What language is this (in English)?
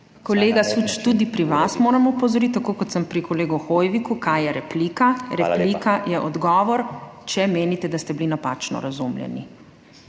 Slovenian